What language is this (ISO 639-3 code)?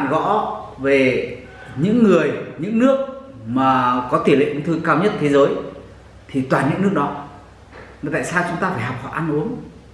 vie